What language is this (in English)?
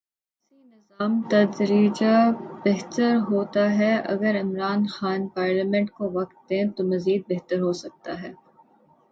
Urdu